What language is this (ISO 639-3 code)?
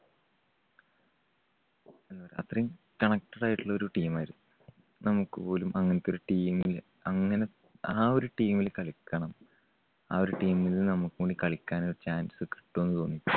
mal